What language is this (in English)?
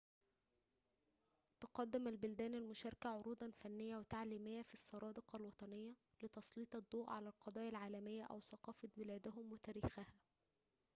Arabic